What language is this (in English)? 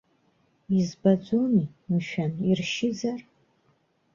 Abkhazian